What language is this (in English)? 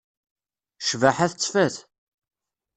Kabyle